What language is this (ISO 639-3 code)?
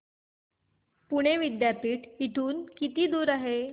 mar